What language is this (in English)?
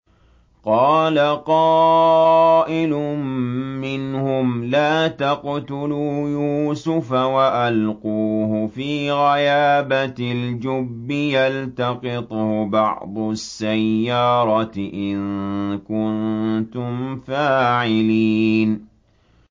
Arabic